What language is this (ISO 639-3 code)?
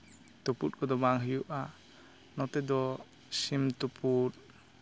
sat